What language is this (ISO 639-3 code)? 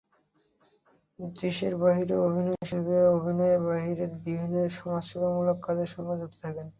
ben